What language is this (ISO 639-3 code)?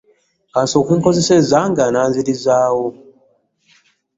lug